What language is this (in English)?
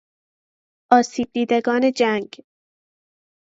Persian